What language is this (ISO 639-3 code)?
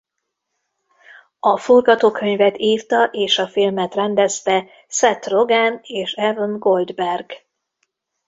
hun